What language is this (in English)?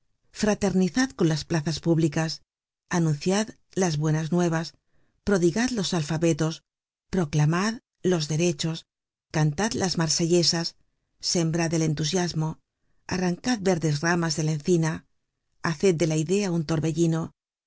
Spanish